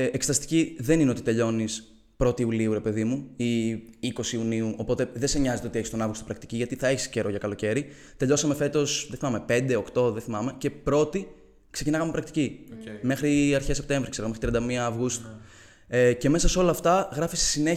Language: Greek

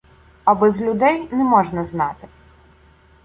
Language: Ukrainian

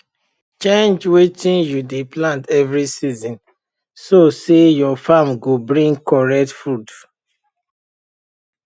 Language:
Nigerian Pidgin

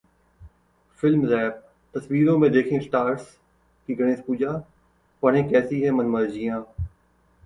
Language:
Hindi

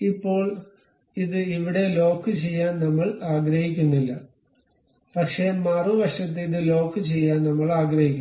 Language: Malayalam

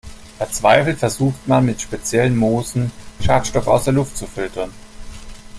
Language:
German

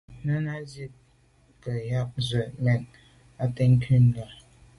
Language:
Medumba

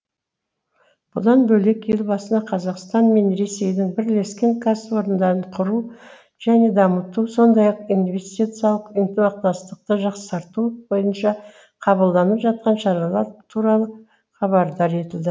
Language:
Kazakh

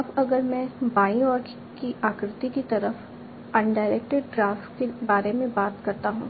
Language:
Hindi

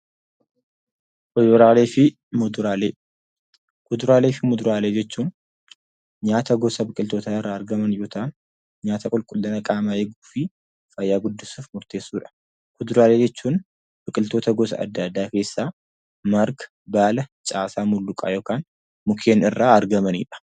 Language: Oromo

